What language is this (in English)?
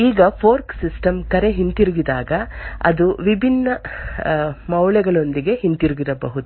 Kannada